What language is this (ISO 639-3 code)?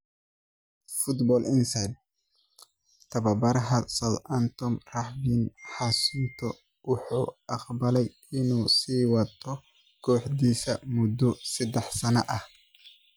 som